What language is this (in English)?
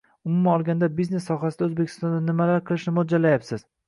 Uzbek